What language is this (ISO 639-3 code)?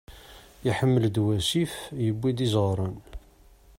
kab